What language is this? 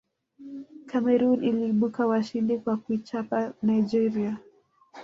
Swahili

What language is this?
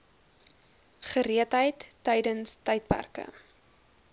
Afrikaans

